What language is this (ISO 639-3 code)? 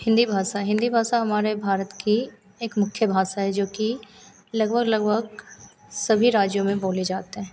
hin